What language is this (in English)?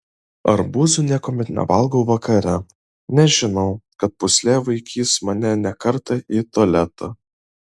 Lithuanian